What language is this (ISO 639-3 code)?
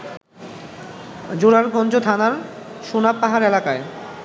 ben